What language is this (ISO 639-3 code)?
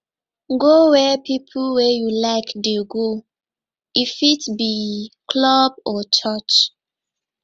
pcm